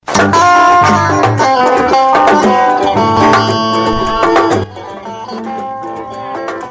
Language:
Fula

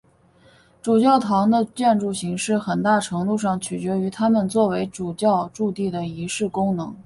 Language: Chinese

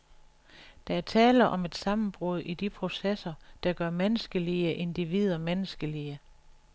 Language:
Danish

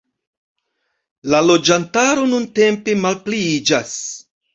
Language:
Esperanto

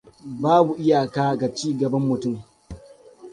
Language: Hausa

